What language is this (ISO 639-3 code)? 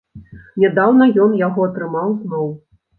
bel